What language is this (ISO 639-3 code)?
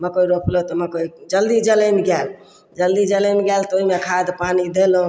mai